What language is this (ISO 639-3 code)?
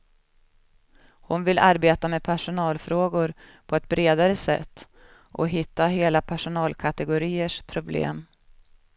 swe